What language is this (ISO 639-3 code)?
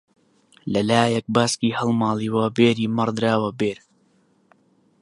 ckb